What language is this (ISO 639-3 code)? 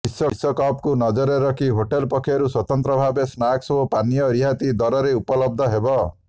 ori